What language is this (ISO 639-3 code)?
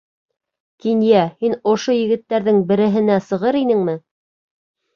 bak